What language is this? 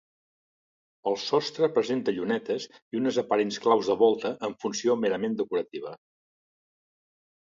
Catalan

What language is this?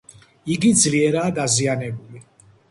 Georgian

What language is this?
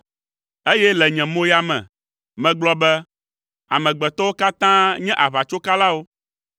Ewe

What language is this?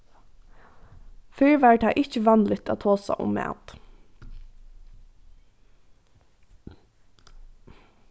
Faroese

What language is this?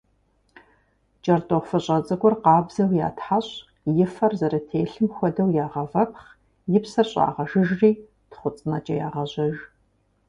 Kabardian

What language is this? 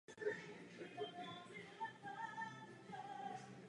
Czech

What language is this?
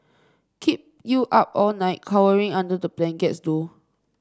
English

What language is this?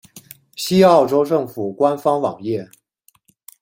Chinese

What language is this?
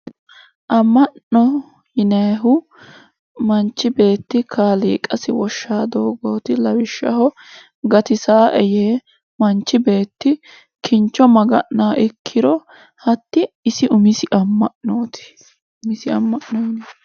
Sidamo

